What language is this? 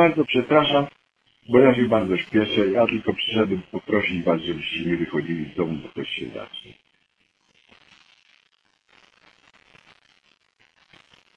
Polish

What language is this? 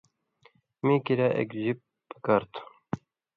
Indus Kohistani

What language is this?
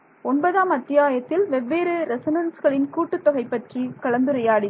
Tamil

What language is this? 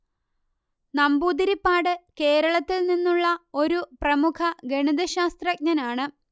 Malayalam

